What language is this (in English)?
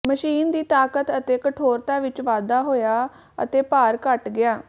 Punjabi